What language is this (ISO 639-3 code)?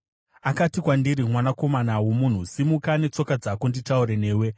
sna